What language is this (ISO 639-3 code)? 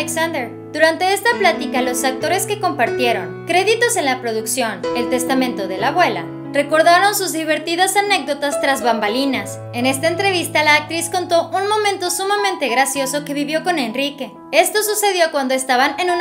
spa